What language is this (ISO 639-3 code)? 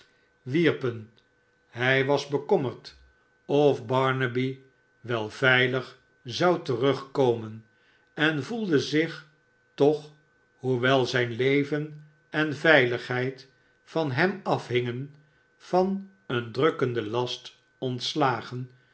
nld